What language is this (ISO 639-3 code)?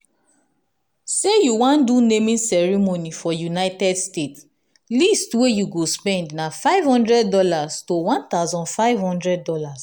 pcm